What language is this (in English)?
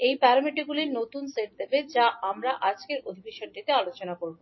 Bangla